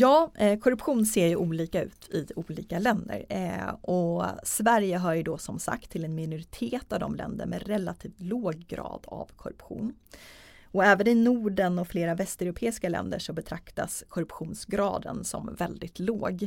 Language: Swedish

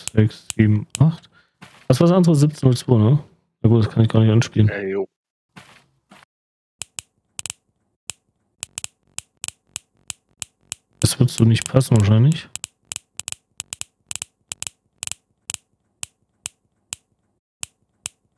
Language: German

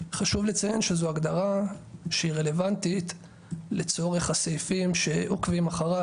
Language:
Hebrew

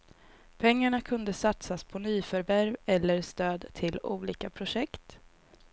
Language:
Swedish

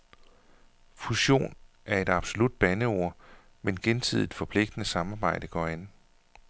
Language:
Danish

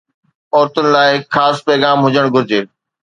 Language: Sindhi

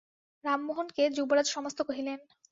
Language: Bangla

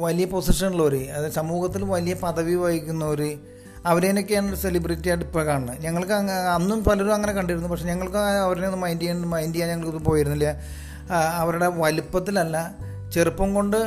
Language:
Malayalam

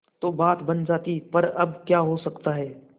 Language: Hindi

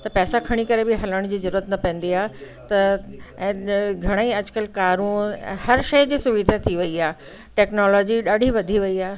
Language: Sindhi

